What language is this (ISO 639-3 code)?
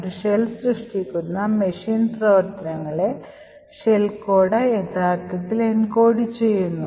mal